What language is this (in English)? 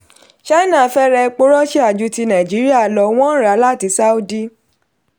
Yoruba